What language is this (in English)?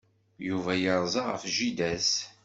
Kabyle